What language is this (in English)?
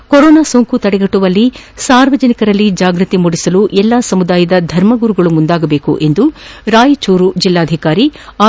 Kannada